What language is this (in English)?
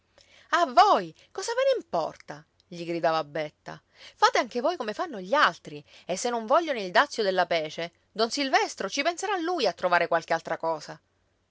Italian